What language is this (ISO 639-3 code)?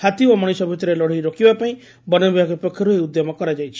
ori